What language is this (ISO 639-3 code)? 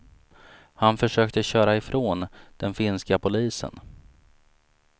swe